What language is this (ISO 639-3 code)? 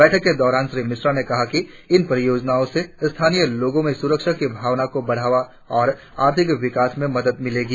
hin